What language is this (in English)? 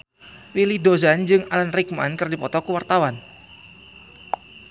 Sundanese